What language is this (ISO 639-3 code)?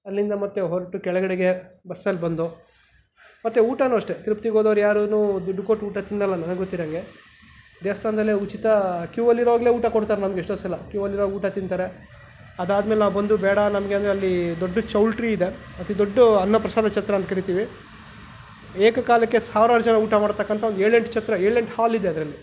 kan